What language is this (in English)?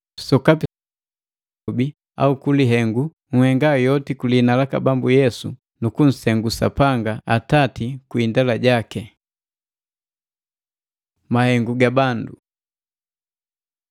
Matengo